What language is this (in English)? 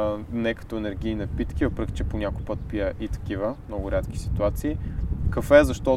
Bulgarian